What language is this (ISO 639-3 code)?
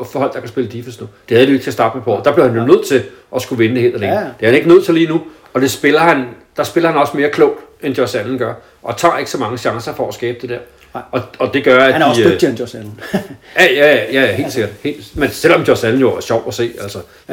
dan